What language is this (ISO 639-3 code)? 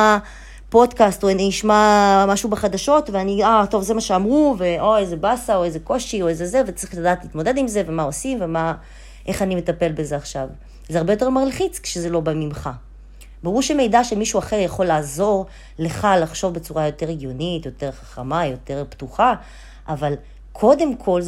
heb